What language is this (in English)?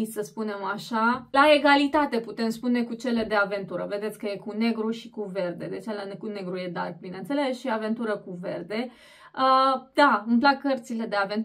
Romanian